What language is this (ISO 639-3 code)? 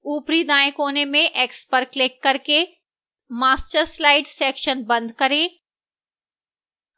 hin